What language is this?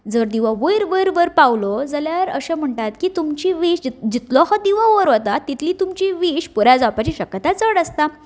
Konkani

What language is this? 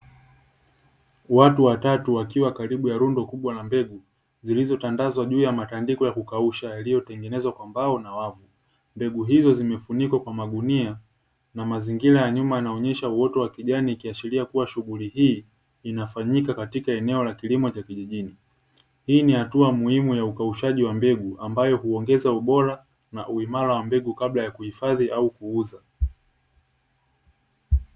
Swahili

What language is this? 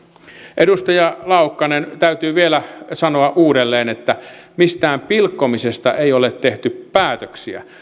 Finnish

